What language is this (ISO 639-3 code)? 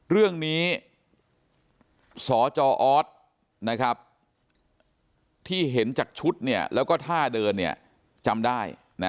tha